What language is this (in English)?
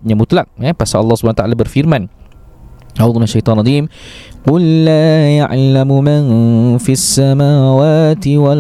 Malay